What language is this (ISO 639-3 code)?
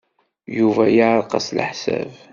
kab